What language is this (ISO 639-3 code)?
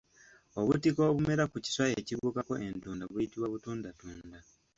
lug